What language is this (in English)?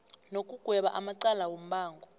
South Ndebele